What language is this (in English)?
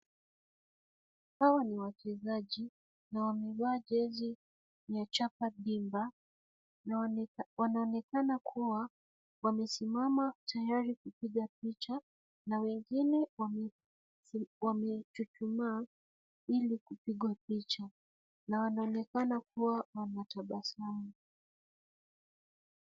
Swahili